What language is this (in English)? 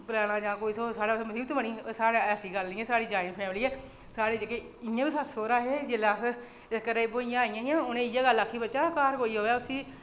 Dogri